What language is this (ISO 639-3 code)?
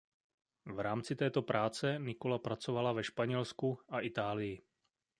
ces